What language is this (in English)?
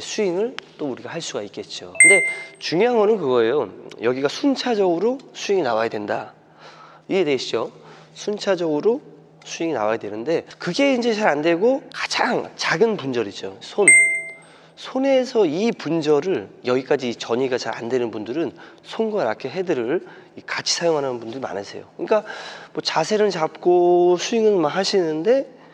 Korean